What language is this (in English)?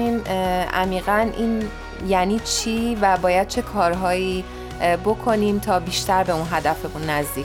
Persian